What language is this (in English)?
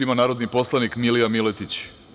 Serbian